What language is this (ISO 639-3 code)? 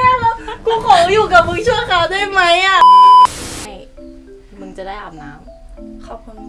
tha